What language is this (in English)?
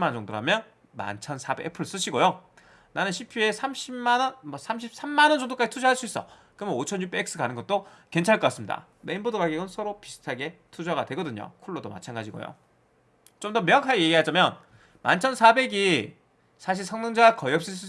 Korean